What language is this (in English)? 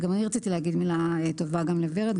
Hebrew